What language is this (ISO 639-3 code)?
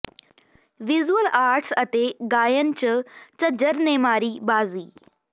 pan